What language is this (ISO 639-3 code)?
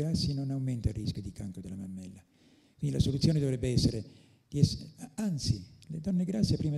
ita